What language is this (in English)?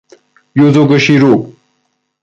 Persian